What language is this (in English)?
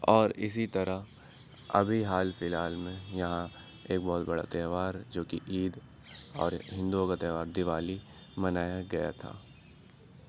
Urdu